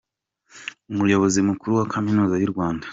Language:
Kinyarwanda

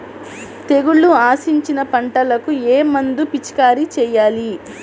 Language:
Telugu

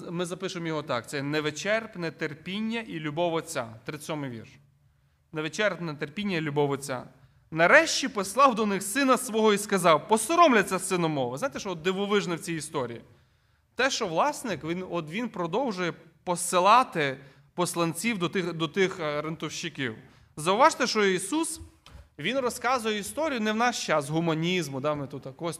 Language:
Ukrainian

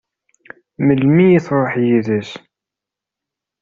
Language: Kabyle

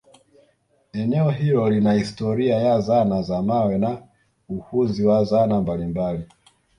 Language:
Swahili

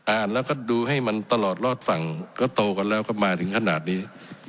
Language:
Thai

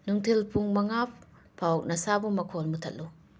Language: Manipuri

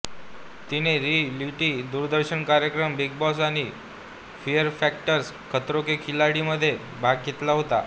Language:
Marathi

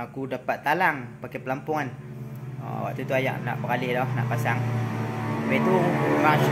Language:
Malay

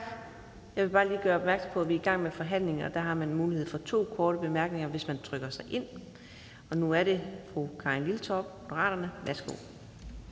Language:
Danish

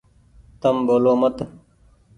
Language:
Goaria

